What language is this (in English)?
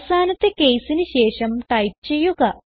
Malayalam